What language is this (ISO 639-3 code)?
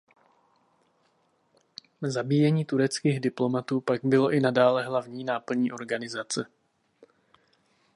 ces